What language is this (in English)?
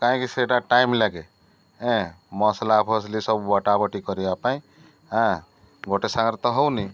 Odia